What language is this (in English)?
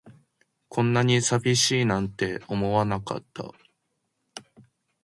Japanese